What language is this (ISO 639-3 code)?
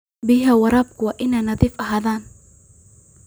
som